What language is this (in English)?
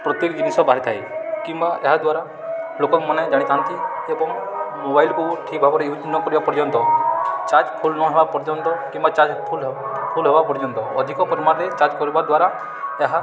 Odia